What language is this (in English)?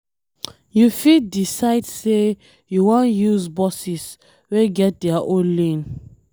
Nigerian Pidgin